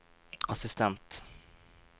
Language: Norwegian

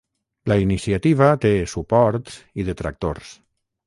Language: Catalan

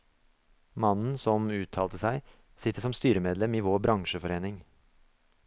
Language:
Norwegian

